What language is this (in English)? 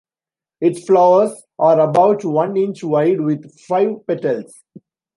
English